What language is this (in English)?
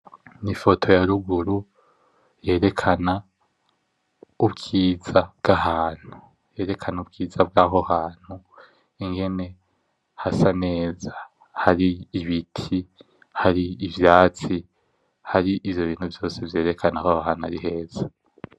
Rundi